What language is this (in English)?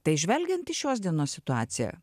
Lithuanian